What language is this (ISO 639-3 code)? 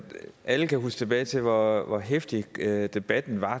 dan